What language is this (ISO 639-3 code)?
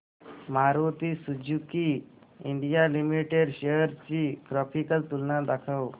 mar